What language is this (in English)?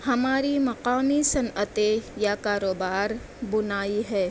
Urdu